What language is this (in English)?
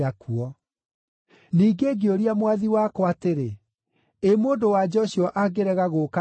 Kikuyu